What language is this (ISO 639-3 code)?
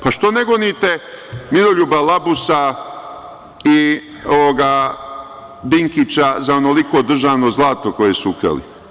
srp